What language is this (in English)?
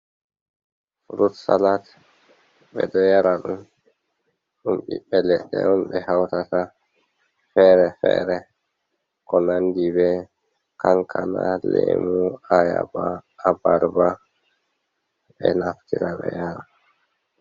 Fula